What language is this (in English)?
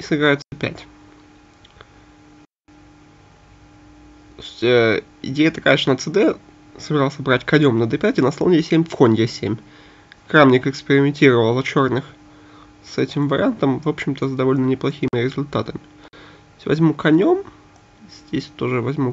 Russian